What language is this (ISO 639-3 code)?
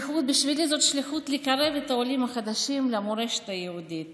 heb